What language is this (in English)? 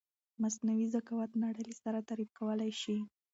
Pashto